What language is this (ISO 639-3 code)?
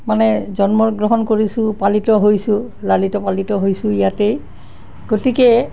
asm